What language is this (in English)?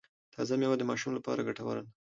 Pashto